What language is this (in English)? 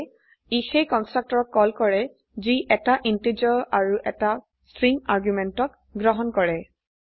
Assamese